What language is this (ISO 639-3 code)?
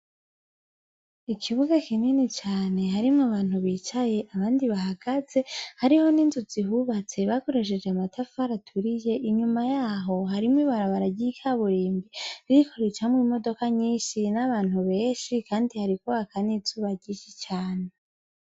run